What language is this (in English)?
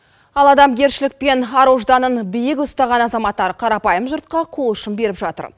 Kazakh